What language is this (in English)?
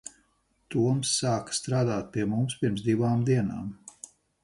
Latvian